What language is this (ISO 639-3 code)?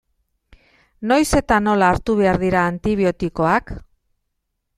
eus